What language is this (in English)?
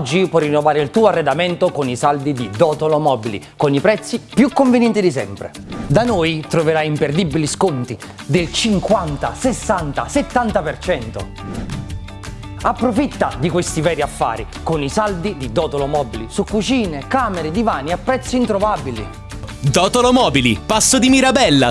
Italian